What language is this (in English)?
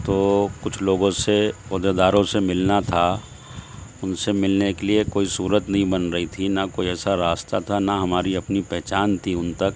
Urdu